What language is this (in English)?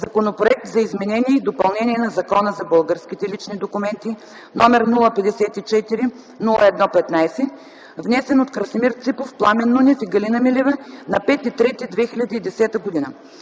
Bulgarian